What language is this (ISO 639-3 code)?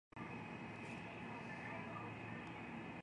jpn